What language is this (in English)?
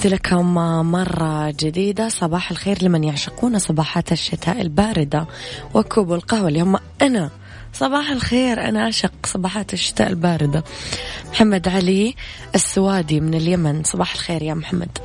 Arabic